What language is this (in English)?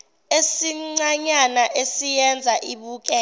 Zulu